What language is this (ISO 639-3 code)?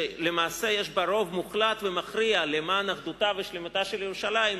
heb